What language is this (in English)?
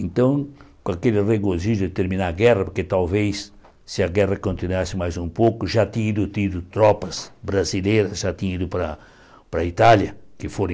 Portuguese